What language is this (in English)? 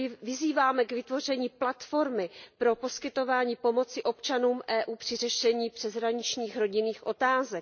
Czech